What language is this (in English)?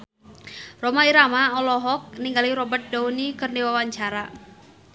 Sundanese